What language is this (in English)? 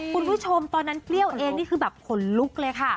Thai